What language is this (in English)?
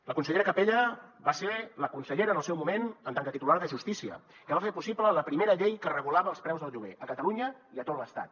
Catalan